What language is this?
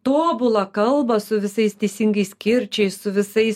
Lithuanian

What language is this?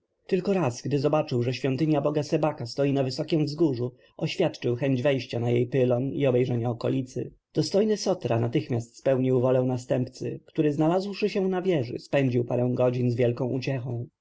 Polish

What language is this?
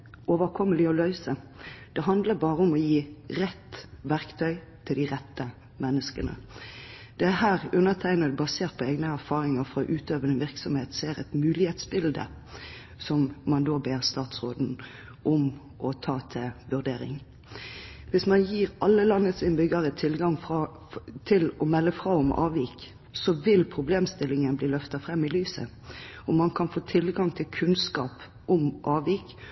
Norwegian Bokmål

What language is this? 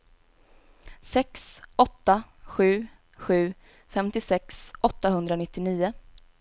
Swedish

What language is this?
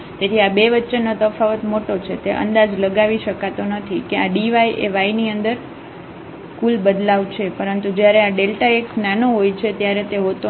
Gujarati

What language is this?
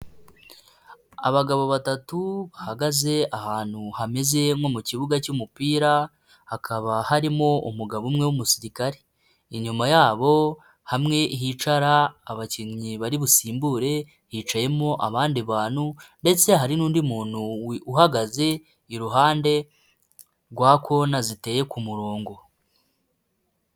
Kinyarwanda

